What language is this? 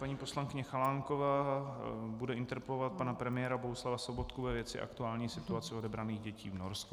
Czech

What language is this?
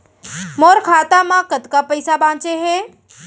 Chhattisgarhi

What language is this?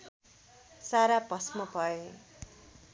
Nepali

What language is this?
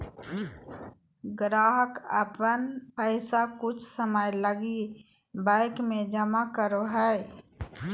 Magahi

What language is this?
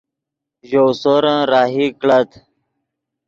Yidgha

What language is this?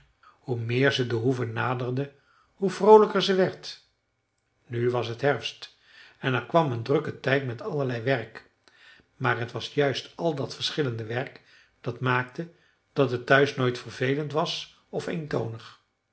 Dutch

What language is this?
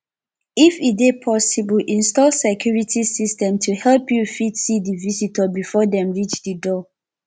Nigerian Pidgin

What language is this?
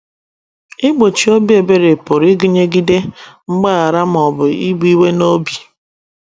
Igbo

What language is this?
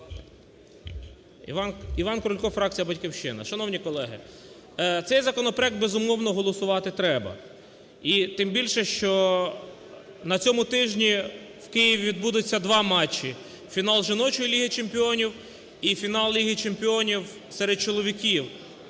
Ukrainian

